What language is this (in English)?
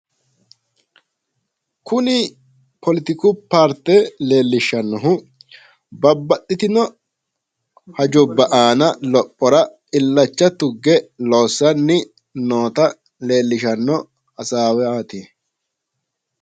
Sidamo